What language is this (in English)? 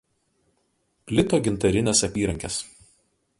Lithuanian